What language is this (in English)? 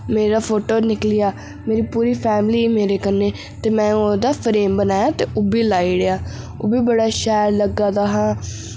Dogri